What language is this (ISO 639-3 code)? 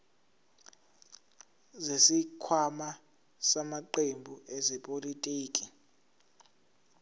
zul